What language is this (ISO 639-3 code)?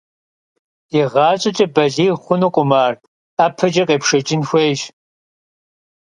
kbd